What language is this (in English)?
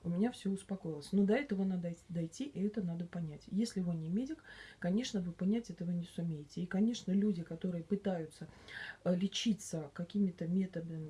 Russian